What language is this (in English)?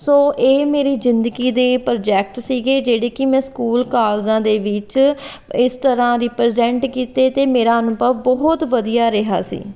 Punjabi